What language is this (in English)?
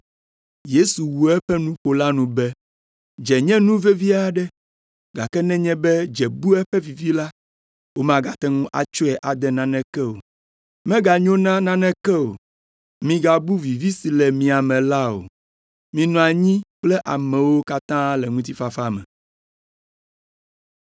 Ewe